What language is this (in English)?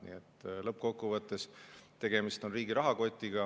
Estonian